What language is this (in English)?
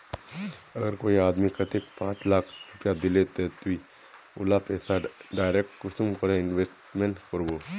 Magahi